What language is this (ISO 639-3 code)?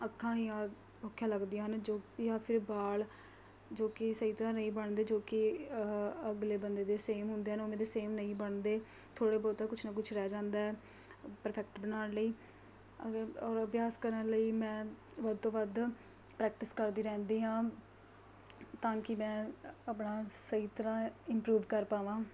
pan